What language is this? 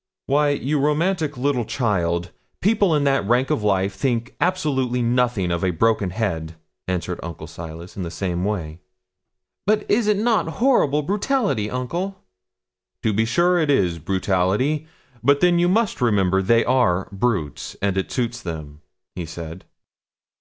English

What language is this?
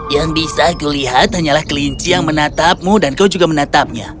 Indonesian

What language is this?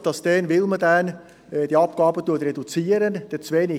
Swiss German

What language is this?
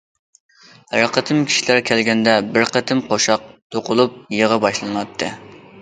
Uyghur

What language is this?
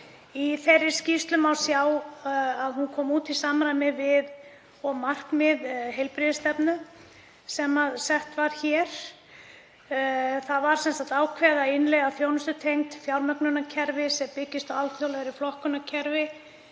Icelandic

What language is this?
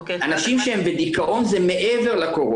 Hebrew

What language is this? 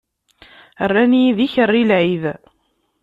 Kabyle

